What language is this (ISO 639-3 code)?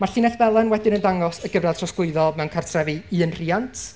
cym